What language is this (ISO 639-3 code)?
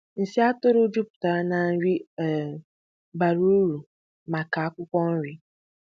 ibo